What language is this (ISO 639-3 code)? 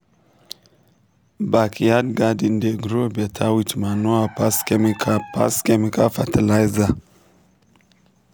pcm